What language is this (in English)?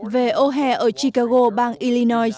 Vietnamese